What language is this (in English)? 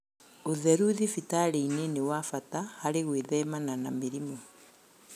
Kikuyu